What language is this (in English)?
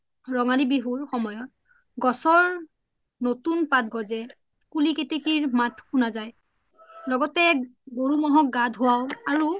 Assamese